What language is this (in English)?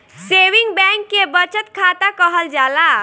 Bhojpuri